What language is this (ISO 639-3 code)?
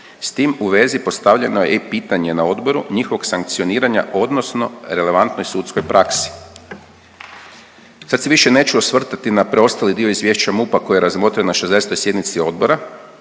hrv